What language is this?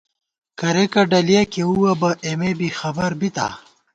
Gawar-Bati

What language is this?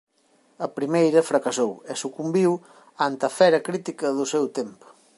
Galician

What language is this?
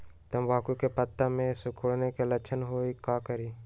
Magahi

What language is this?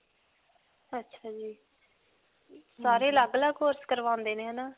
Punjabi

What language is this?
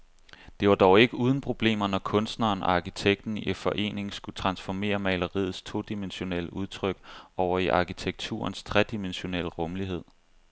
Danish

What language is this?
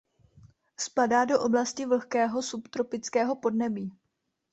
Czech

